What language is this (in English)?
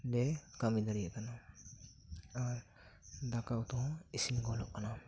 Santali